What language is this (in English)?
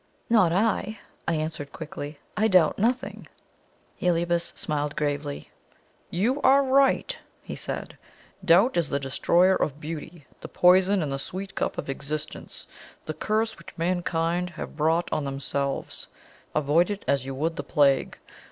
English